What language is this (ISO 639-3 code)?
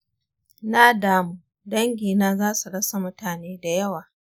hau